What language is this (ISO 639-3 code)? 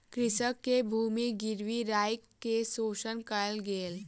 mai